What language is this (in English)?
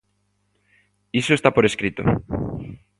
Galician